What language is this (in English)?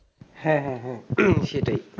Bangla